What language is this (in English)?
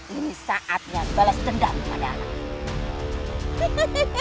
Indonesian